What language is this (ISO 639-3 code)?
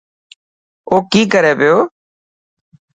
mki